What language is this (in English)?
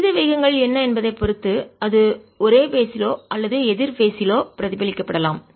Tamil